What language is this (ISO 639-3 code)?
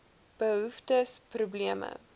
afr